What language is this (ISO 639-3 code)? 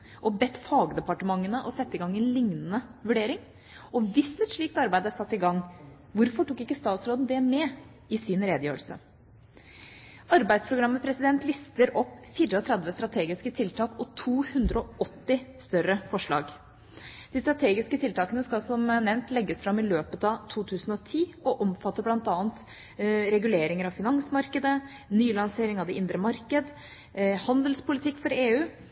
nob